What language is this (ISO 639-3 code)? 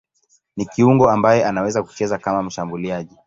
swa